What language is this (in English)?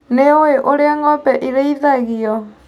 Kikuyu